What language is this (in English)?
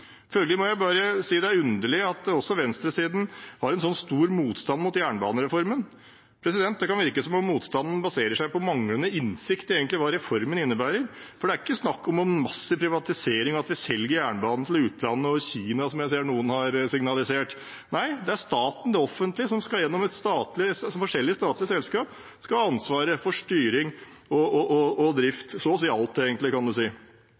Norwegian Bokmål